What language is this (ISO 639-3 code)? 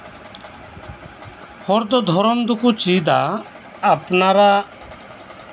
sat